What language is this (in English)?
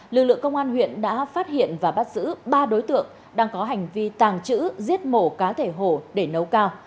Vietnamese